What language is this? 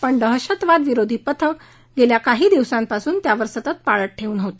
Marathi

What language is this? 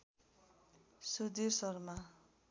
Nepali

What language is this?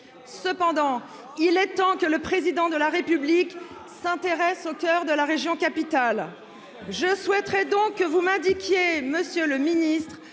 French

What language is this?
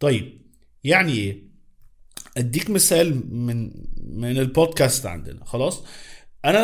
Arabic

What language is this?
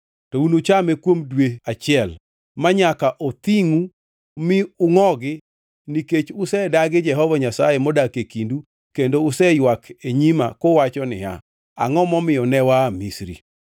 Luo (Kenya and Tanzania)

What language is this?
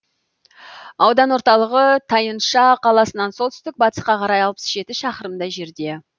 Kazakh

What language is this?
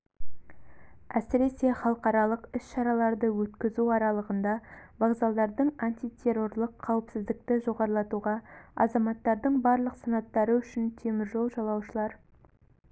Kazakh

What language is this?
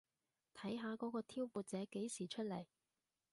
Cantonese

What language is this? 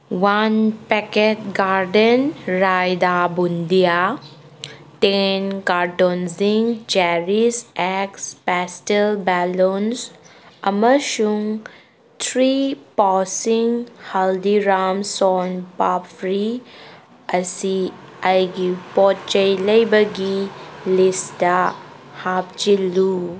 Manipuri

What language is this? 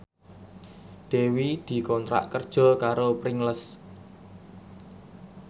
Javanese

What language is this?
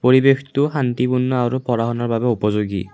Assamese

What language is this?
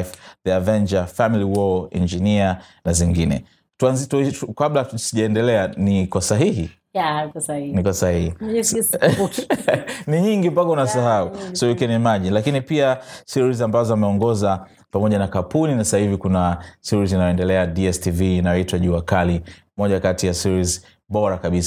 Swahili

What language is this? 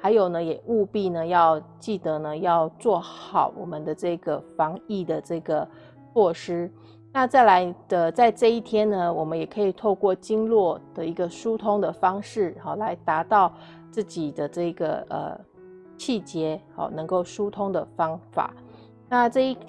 Chinese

